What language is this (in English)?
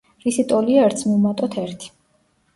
Georgian